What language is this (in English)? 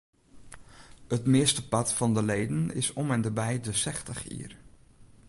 Western Frisian